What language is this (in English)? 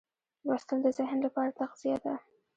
Pashto